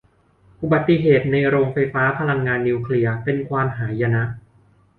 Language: Thai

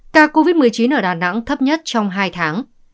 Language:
Vietnamese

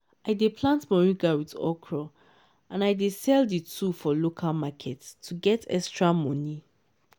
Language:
Nigerian Pidgin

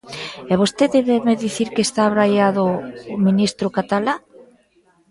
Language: Galician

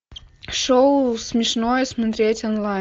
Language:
Russian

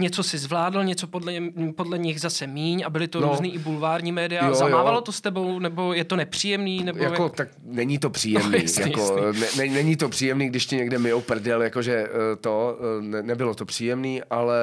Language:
Czech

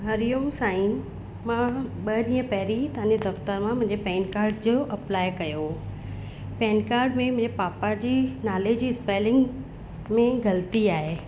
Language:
Sindhi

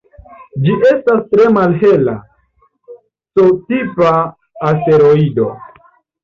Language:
Esperanto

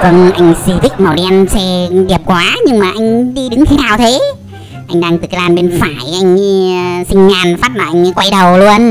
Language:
Vietnamese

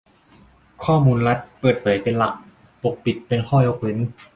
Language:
Thai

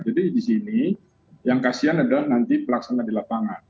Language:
Indonesian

